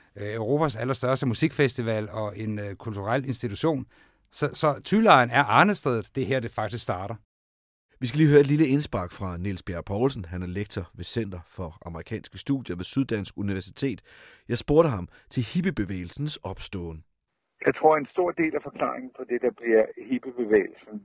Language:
Danish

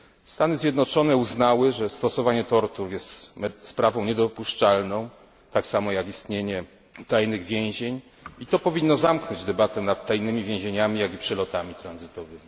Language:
Polish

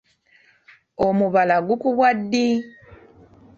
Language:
Ganda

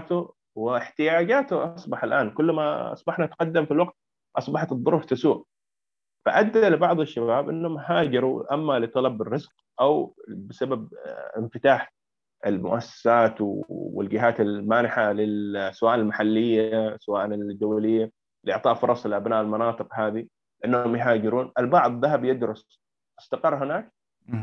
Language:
Arabic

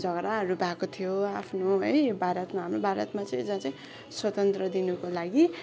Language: Nepali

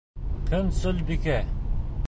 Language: Bashkir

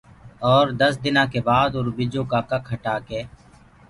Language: Gurgula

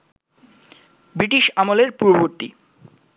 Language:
Bangla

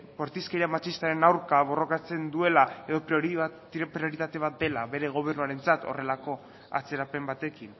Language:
Basque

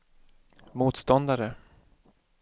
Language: Swedish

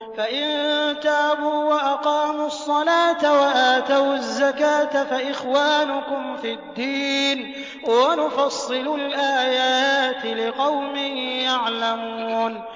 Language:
Arabic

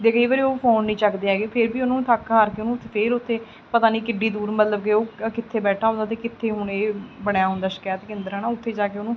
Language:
Punjabi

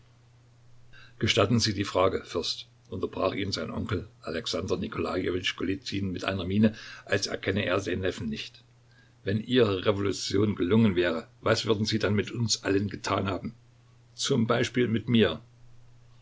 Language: German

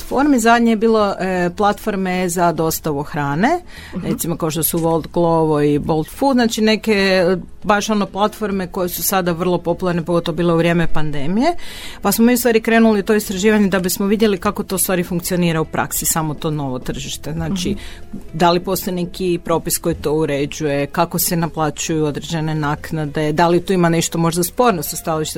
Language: Croatian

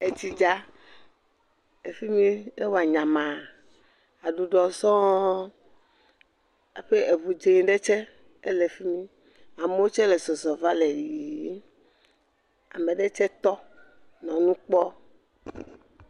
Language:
Ewe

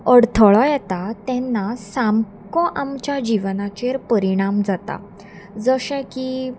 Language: Konkani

